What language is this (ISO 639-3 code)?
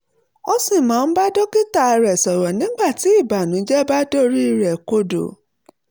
yor